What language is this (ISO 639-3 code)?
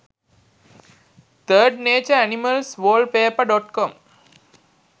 sin